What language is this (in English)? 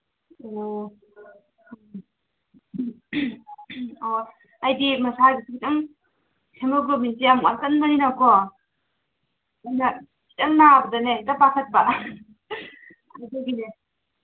Manipuri